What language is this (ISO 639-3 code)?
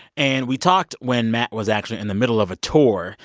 eng